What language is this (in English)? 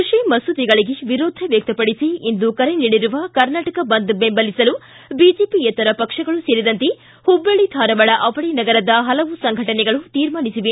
Kannada